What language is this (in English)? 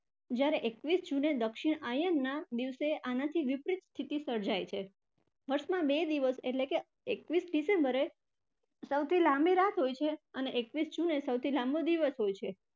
Gujarati